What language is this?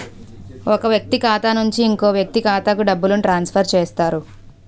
Telugu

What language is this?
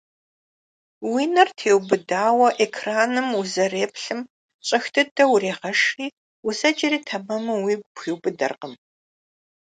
Kabardian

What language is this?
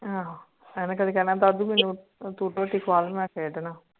Punjabi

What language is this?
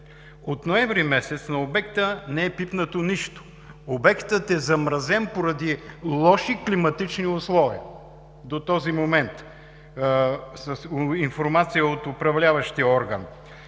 Bulgarian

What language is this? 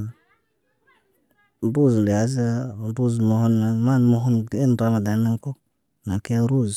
Naba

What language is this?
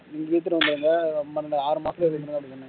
Tamil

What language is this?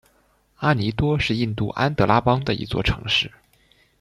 Chinese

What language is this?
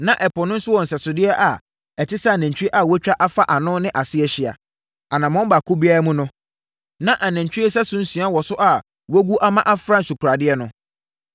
Akan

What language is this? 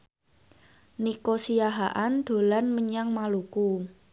Javanese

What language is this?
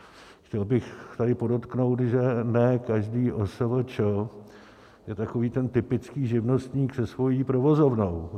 Czech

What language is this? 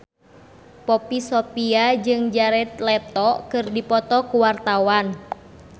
Sundanese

